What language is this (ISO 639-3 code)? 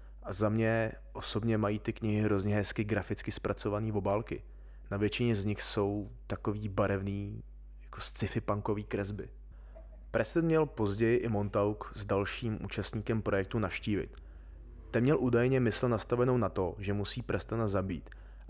ces